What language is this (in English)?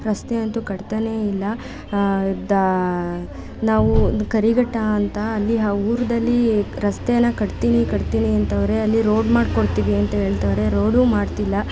Kannada